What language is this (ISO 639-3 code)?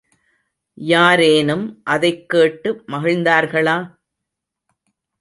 tam